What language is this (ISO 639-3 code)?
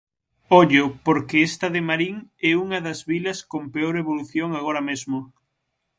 glg